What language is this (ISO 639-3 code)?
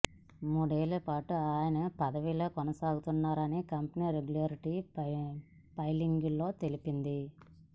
tel